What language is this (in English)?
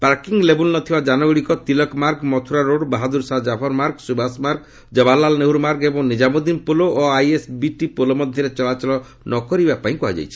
Odia